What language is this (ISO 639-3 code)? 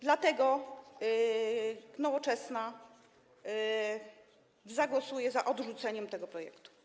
pol